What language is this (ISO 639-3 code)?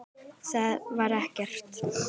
isl